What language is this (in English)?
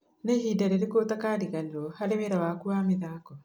Kikuyu